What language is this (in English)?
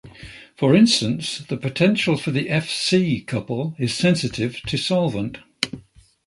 English